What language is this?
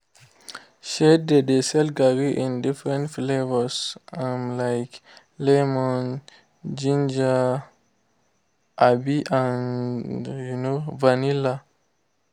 Nigerian Pidgin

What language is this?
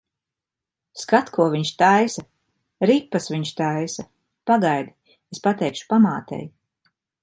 Latvian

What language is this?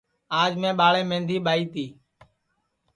Sansi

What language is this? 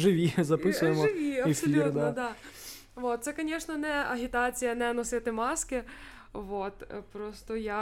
Ukrainian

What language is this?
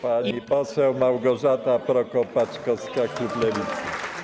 Polish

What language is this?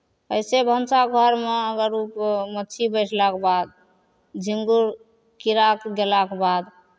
Maithili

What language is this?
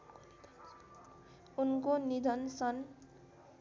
Nepali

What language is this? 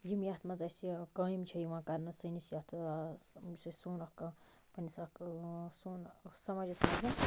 Kashmiri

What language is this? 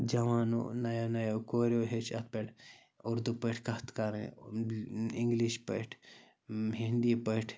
Kashmiri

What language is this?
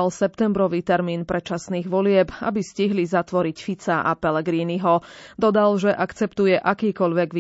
Slovak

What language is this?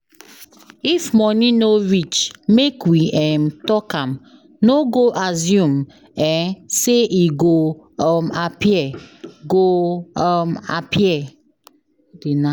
Nigerian Pidgin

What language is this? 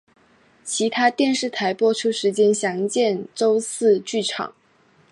Chinese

